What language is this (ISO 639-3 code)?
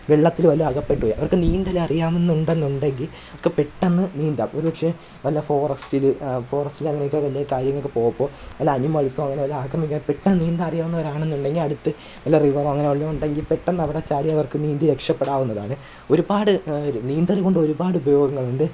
mal